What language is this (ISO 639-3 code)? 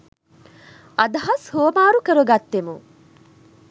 sin